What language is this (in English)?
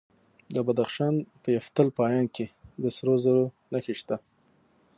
Pashto